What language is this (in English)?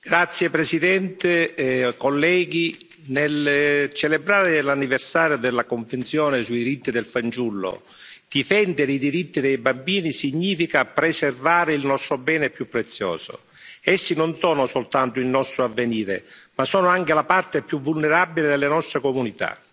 Italian